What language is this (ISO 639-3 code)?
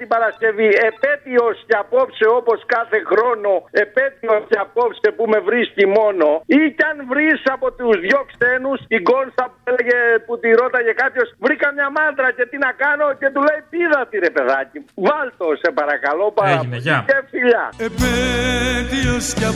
ell